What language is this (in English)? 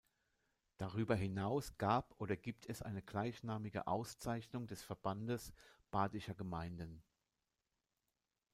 German